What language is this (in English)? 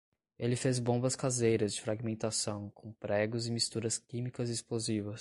Portuguese